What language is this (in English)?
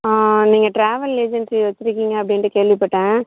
Tamil